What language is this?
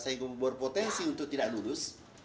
Indonesian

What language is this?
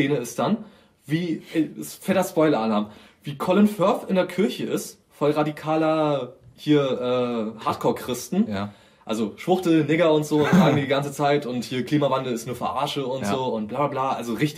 German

